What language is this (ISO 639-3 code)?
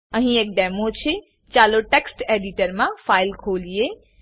guj